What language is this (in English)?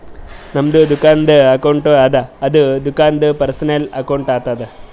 Kannada